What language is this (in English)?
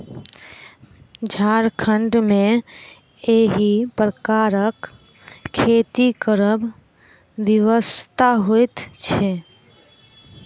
Maithili